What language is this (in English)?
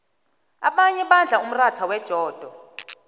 South Ndebele